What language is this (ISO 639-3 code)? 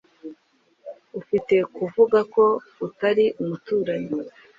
kin